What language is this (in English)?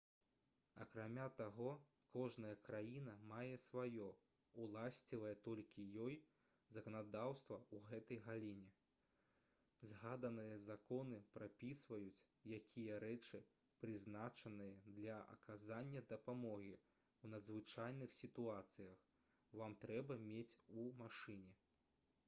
Belarusian